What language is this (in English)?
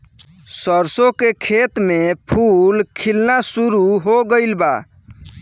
Bhojpuri